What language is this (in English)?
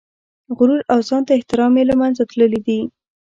Pashto